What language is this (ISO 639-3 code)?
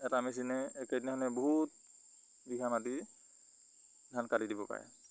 asm